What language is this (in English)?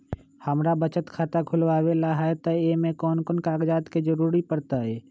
Magahi